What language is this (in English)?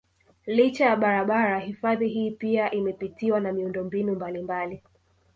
Swahili